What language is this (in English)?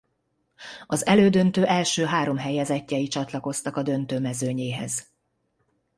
Hungarian